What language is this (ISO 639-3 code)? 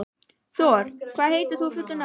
isl